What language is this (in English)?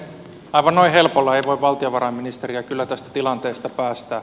Finnish